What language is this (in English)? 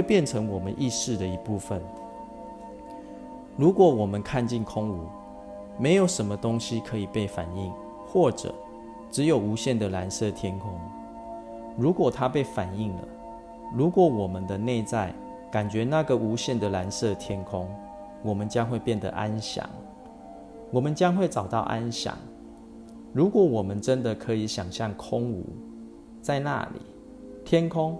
Chinese